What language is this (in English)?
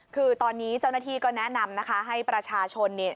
Thai